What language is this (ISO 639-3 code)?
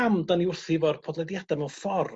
cym